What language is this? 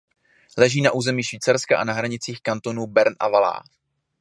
Czech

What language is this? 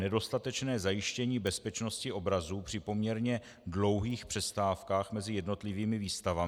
Czech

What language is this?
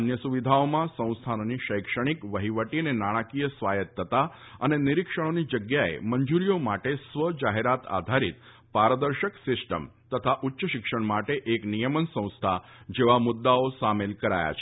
Gujarati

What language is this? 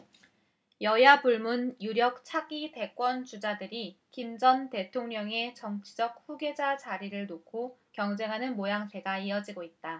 Korean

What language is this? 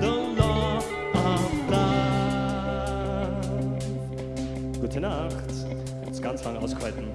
German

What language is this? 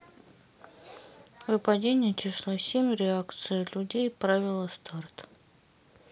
Russian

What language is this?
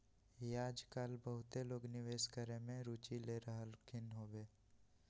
Magahi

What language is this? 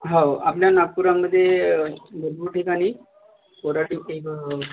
Marathi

